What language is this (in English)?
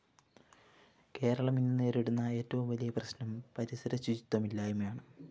Malayalam